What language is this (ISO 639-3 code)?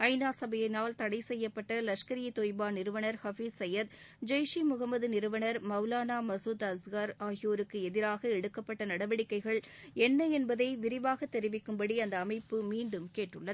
tam